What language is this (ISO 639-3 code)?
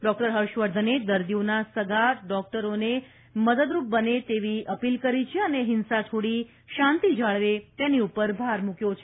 guj